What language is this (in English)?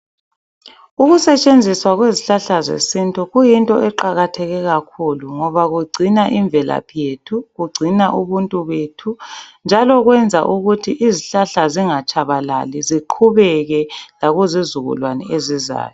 North Ndebele